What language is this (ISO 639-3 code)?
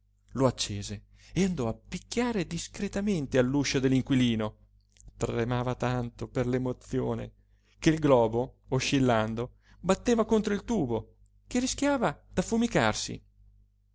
ita